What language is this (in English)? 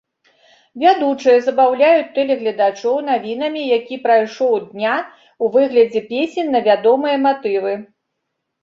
Belarusian